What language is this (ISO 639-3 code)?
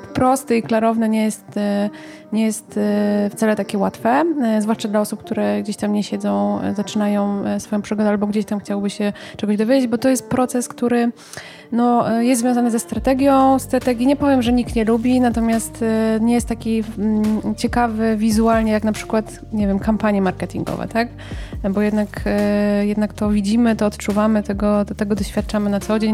pol